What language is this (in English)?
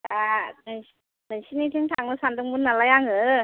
Bodo